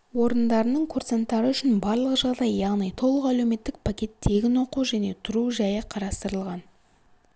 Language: Kazakh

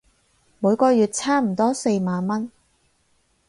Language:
Cantonese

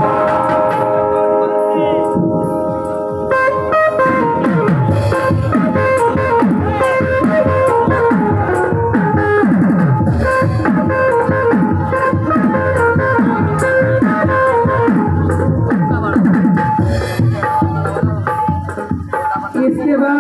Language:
Hindi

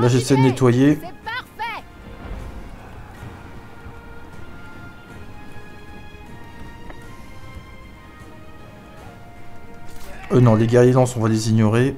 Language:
French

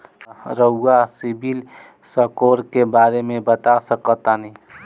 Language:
Bhojpuri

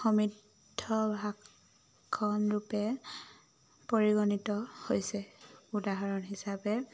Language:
Assamese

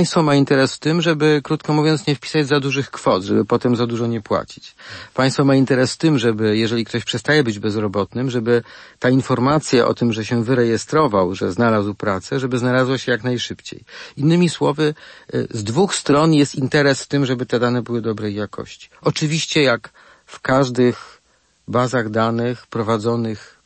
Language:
Polish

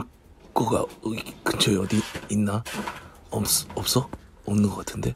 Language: Korean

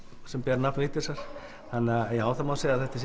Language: Icelandic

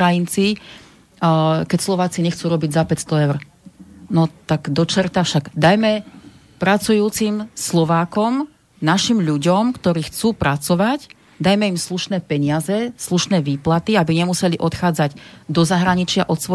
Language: Slovak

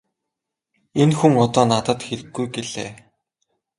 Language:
Mongolian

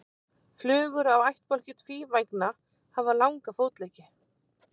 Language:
Icelandic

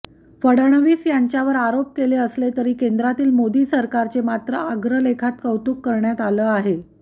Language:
Marathi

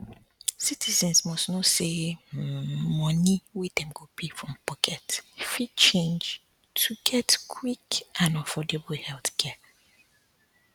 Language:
Nigerian Pidgin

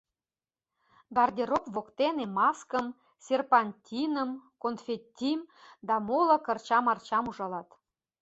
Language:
Mari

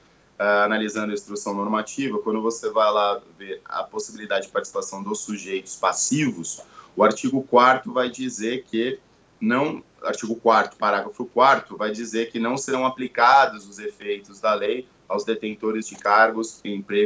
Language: Portuguese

